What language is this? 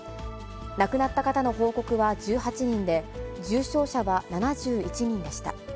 Japanese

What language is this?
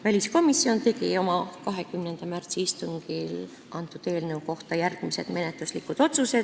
Estonian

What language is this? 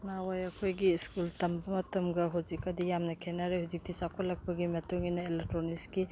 Manipuri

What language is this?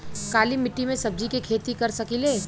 Bhojpuri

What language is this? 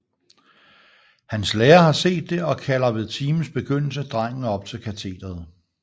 Danish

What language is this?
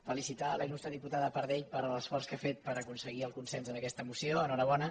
Catalan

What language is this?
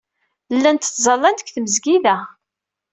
Kabyle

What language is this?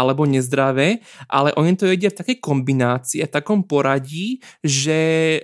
Slovak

